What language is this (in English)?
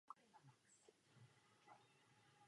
Czech